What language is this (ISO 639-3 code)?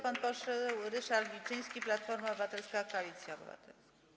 pol